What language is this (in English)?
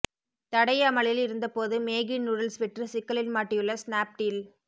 Tamil